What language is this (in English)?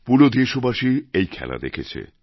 Bangla